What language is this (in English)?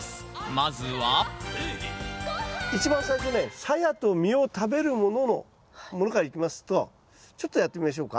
Japanese